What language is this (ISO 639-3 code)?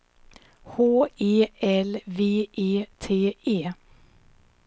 swe